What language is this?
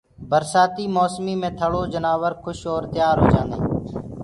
Gurgula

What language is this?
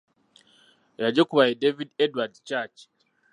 Ganda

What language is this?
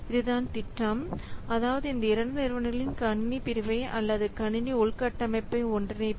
Tamil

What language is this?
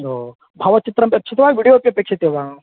Sanskrit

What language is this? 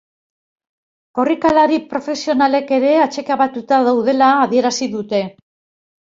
Basque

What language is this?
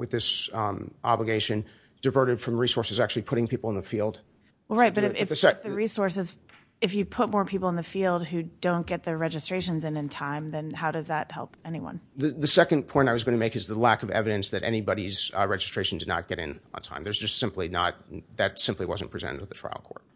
English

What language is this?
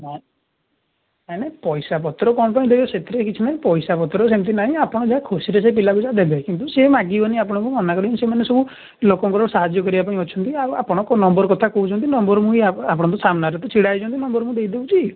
Odia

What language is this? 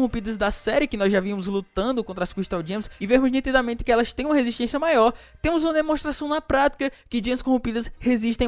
Portuguese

